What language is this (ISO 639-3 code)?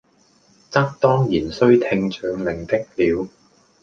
yue